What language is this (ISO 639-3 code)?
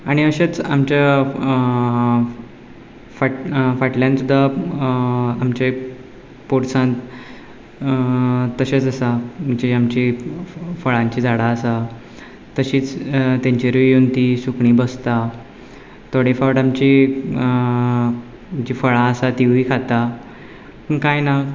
kok